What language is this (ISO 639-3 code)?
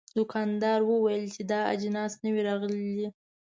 pus